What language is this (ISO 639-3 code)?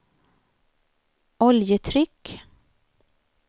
swe